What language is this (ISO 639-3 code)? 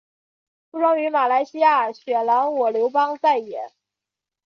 zho